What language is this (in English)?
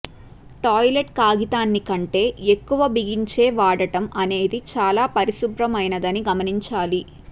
Telugu